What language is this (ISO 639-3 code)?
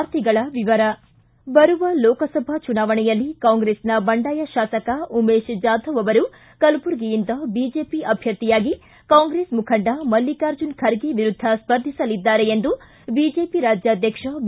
kan